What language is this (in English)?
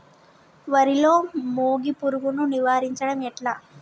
Telugu